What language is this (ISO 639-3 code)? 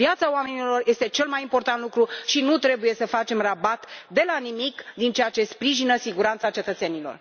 ron